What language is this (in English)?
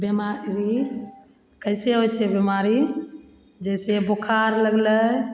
Maithili